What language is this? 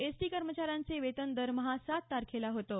Marathi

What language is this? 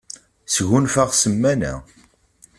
Kabyle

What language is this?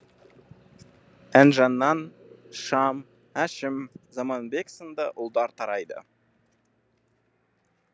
Kazakh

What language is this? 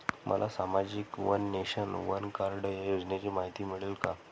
Marathi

